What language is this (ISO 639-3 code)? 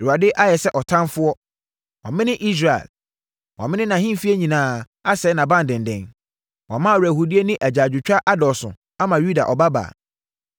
aka